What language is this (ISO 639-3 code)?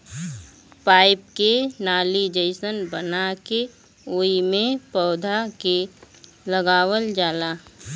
bho